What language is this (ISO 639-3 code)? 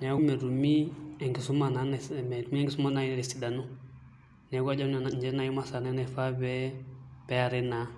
mas